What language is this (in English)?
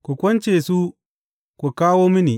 Hausa